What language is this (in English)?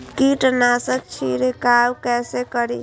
Maithili